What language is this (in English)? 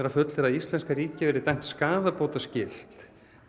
Icelandic